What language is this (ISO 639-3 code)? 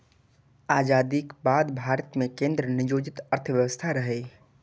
mai